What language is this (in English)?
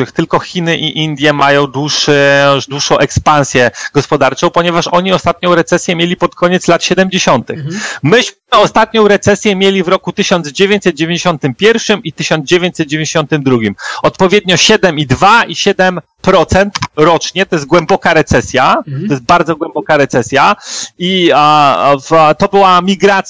Polish